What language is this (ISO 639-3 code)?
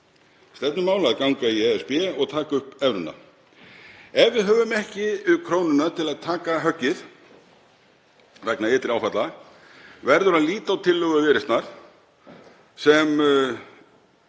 isl